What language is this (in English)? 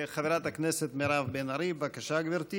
Hebrew